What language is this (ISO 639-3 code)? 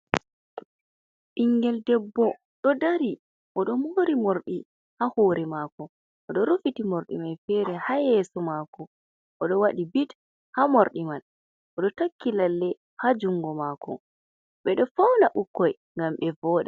ful